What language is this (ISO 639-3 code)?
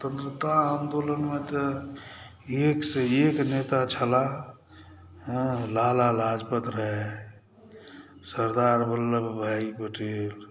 mai